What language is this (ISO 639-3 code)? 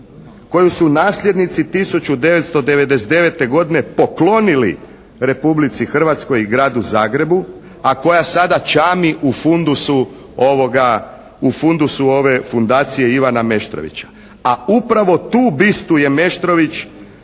hrv